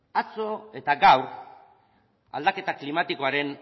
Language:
Basque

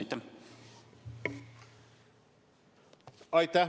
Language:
Estonian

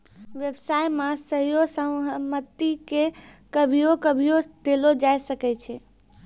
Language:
Maithili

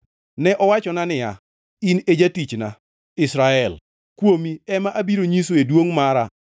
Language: Luo (Kenya and Tanzania)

